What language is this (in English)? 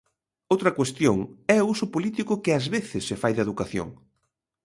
Galician